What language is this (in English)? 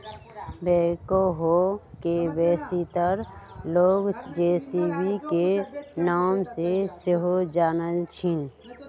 Magahi